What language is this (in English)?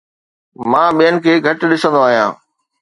Sindhi